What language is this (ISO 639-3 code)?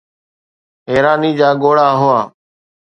snd